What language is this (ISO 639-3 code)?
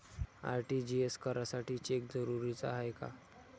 mar